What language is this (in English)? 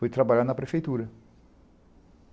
Portuguese